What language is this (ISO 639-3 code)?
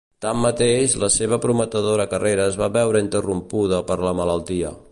cat